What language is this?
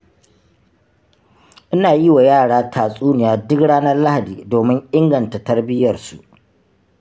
Hausa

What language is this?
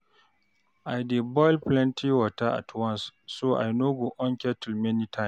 Nigerian Pidgin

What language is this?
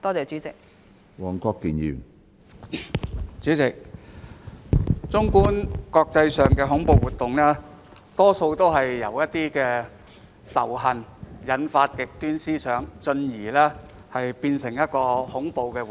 Cantonese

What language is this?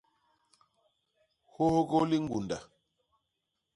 Basaa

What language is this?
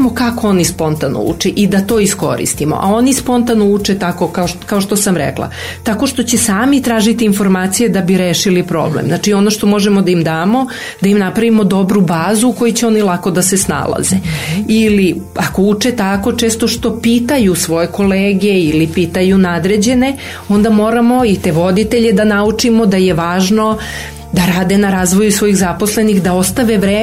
Croatian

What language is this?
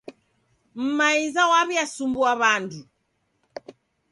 Taita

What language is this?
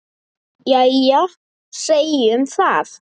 Icelandic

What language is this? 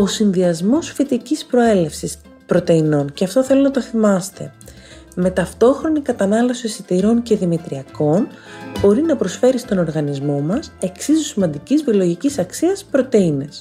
Greek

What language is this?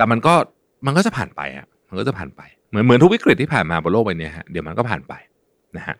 Thai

